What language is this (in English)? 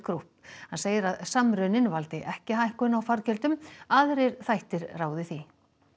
Icelandic